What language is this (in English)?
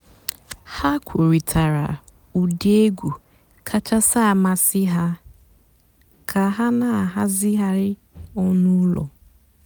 Igbo